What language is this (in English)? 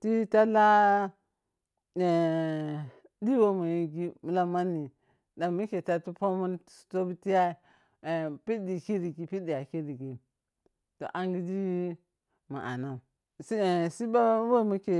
Piya-Kwonci